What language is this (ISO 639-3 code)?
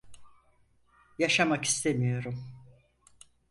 tur